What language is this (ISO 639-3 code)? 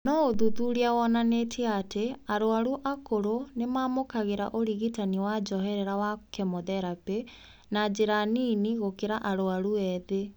kik